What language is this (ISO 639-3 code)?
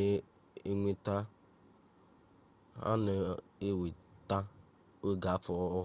ibo